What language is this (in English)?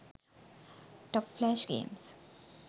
Sinhala